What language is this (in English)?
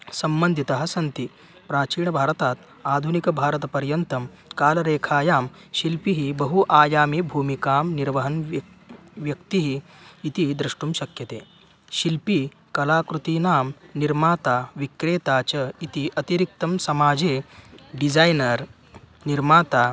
Sanskrit